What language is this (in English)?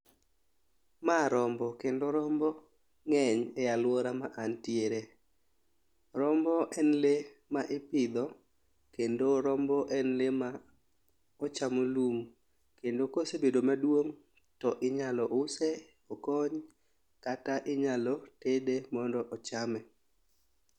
Luo (Kenya and Tanzania)